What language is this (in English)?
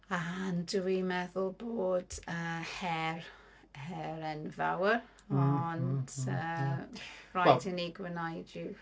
Welsh